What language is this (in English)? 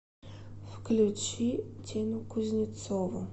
Russian